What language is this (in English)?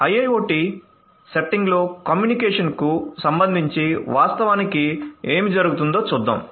Telugu